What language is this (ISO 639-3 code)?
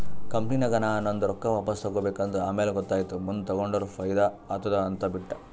kan